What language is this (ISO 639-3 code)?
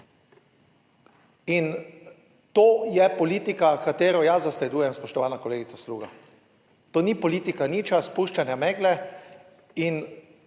slv